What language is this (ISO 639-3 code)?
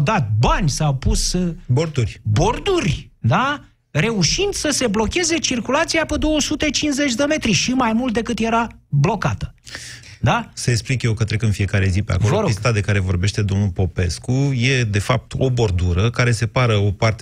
ron